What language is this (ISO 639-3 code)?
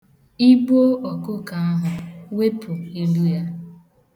ibo